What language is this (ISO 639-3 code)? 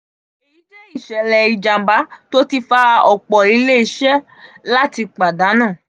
yor